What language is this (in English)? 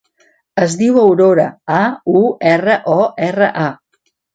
Catalan